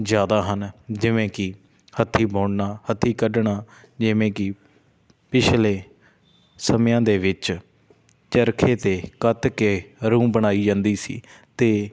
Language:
Punjabi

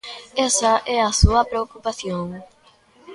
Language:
Galician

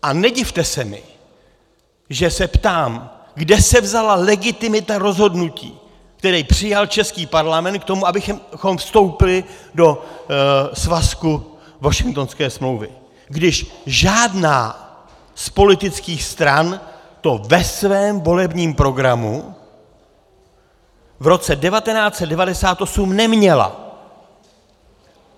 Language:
Czech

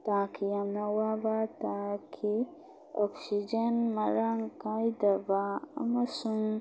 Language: Manipuri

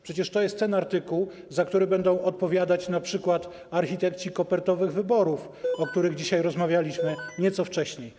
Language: Polish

